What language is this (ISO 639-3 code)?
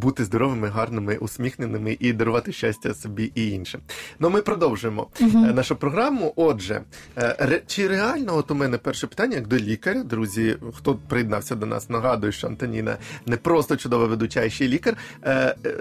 ukr